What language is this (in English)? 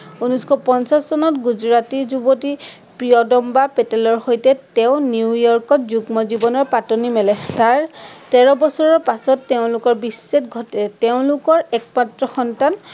Assamese